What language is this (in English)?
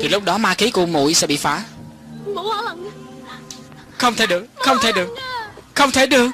Vietnamese